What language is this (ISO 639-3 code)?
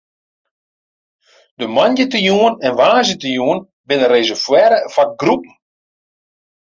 fry